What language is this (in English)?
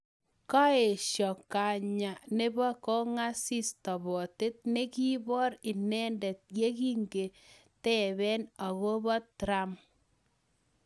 Kalenjin